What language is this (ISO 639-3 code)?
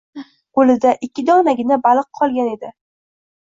uzb